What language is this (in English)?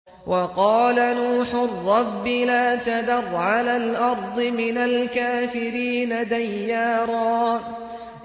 Arabic